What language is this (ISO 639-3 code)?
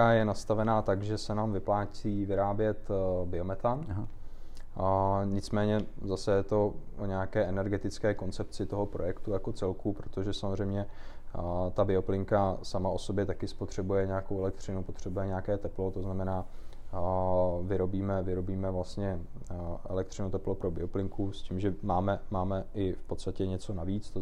ces